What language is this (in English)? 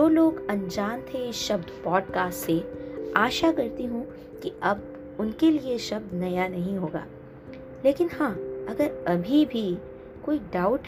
Hindi